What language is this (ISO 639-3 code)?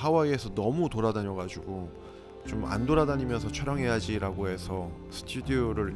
kor